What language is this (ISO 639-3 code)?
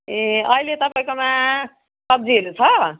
nep